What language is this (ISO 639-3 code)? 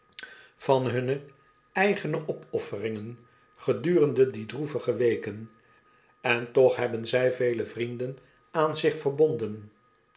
nld